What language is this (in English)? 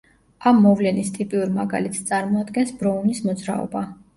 Georgian